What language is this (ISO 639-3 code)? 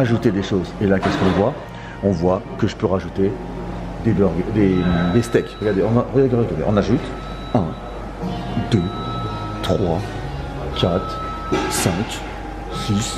fra